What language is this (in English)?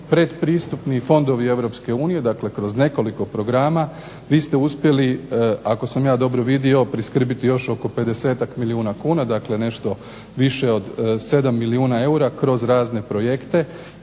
Croatian